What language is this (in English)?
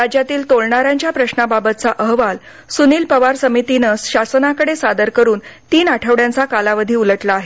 Marathi